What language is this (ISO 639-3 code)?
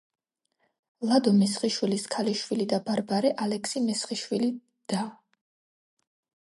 kat